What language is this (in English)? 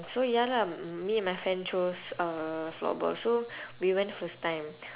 English